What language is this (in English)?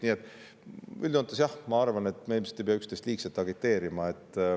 Estonian